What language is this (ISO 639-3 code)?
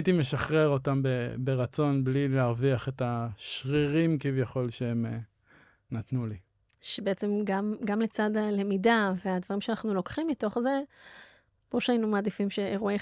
heb